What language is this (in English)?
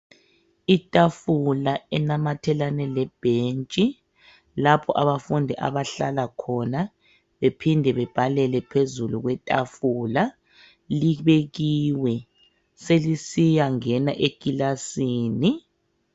North Ndebele